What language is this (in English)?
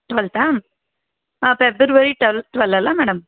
Kannada